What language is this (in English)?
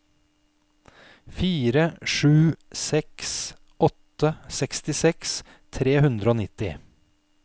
Norwegian